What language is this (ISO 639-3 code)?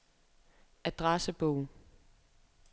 dan